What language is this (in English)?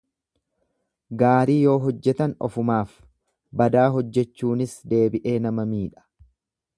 Oromo